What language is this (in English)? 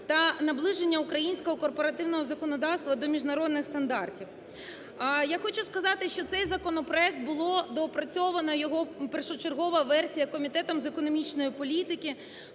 Ukrainian